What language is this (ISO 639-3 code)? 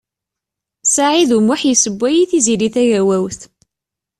kab